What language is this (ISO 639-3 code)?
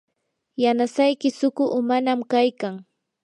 qur